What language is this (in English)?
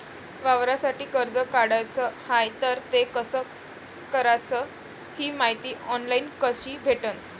Marathi